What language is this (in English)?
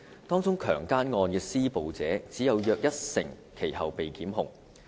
Cantonese